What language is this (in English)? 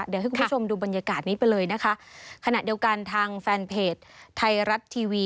Thai